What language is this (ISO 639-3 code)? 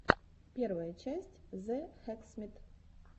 rus